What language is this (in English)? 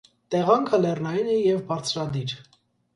Armenian